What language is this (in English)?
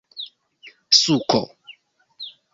Esperanto